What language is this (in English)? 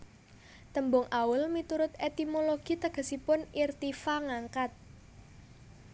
Javanese